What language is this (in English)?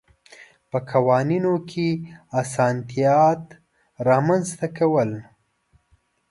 Pashto